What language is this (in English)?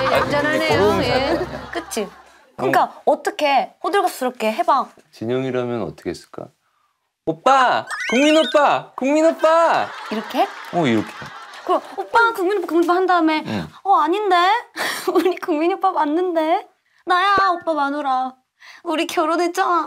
Korean